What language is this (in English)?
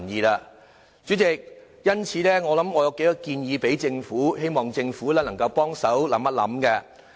Cantonese